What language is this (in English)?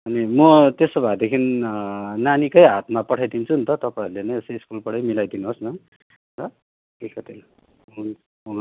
Nepali